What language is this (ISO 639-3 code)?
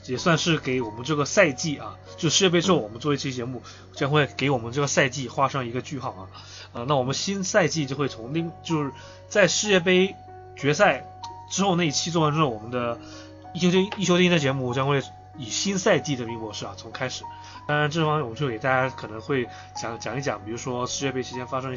zho